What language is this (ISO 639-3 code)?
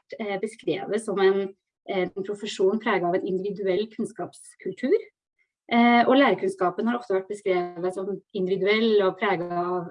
nor